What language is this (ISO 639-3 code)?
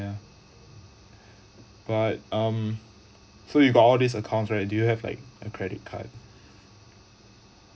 eng